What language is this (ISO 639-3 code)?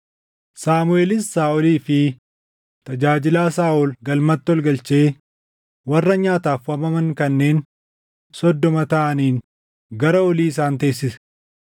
orm